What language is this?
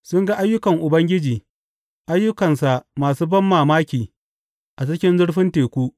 Hausa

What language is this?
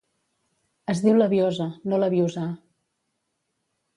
Catalan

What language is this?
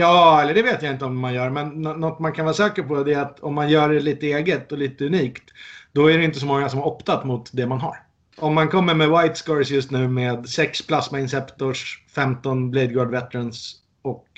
Swedish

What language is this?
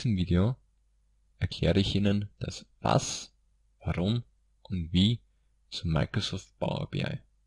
German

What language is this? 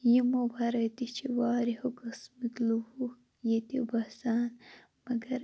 Kashmiri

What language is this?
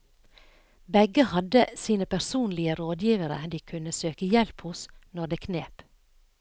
Norwegian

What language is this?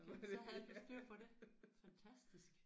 Danish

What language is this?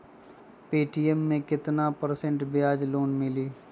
Magahi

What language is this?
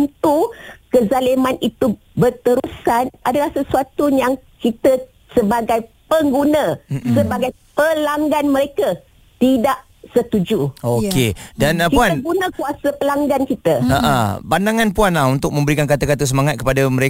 Malay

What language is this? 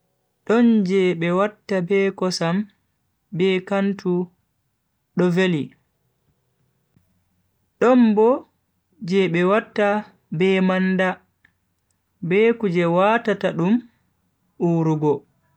Bagirmi Fulfulde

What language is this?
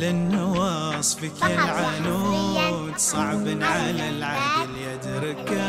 Arabic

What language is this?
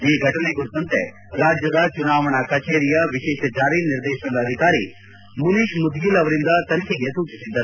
Kannada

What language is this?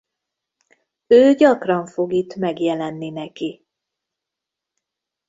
Hungarian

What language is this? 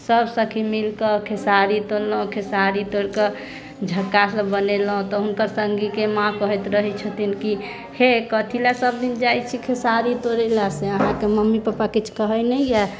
Maithili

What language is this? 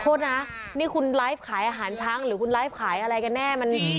Thai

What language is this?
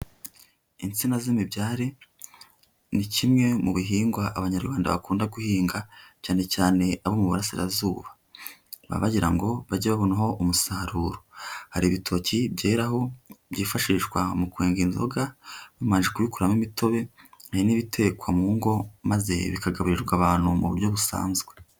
Kinyarwanda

